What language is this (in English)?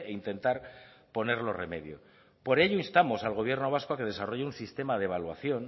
Spanish